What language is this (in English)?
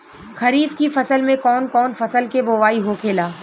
Bhojpuri